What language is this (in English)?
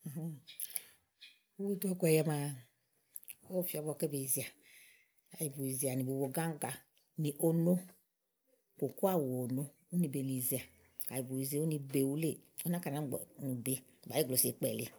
Igo